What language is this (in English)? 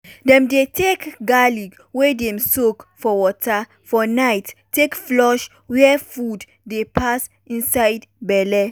Nigerian Pidgin